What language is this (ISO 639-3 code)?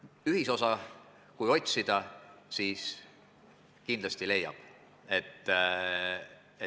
est